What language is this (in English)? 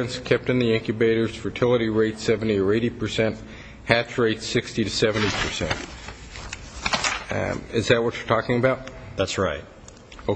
English